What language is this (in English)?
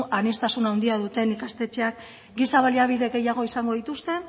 Basque